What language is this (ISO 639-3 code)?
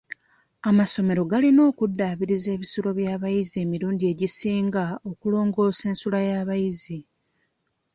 lug